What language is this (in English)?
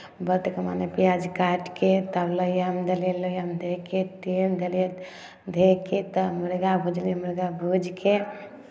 Maithili